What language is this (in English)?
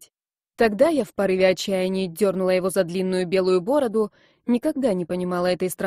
Russian